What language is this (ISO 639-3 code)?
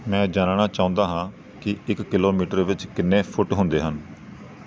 pan